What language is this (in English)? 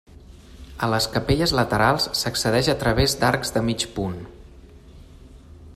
Catalan